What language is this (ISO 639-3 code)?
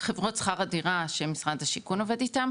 heb